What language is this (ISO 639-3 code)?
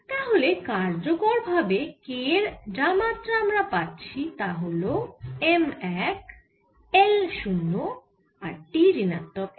ben